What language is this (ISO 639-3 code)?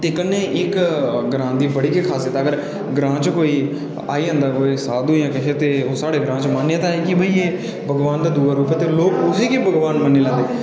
doi